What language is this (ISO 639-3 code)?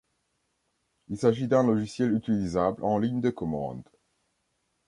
fra